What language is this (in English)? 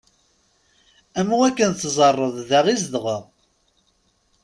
Kabyle